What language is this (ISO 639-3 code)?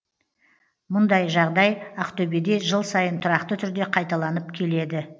kaz